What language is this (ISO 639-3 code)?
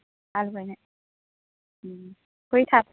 brx